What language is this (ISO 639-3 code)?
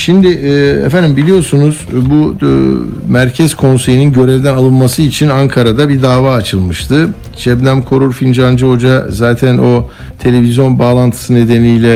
tur